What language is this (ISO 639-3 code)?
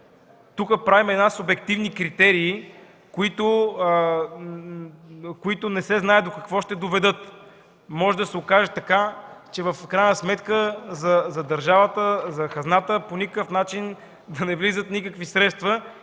bul